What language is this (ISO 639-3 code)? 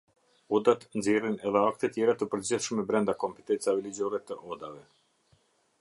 sqi